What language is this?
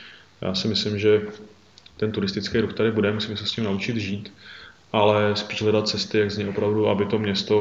Czech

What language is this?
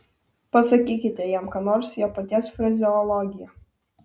Lithuanian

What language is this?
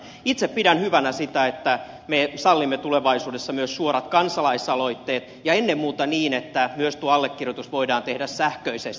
Finnish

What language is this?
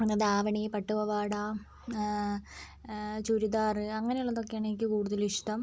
Malayalam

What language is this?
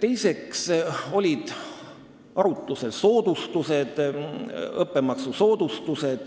Estonian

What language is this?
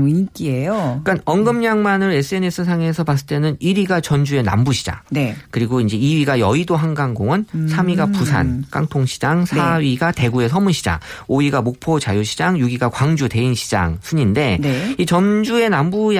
Korean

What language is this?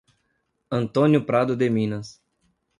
Portuguese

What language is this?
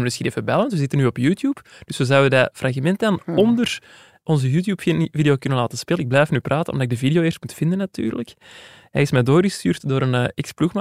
Dutch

